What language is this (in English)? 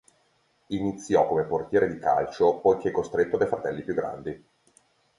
Italian